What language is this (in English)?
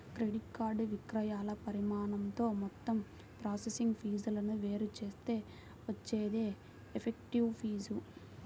Telugu